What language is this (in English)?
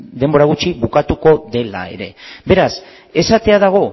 Basque